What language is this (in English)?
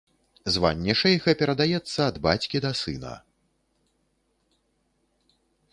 Belarusian